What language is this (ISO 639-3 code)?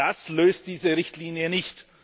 deu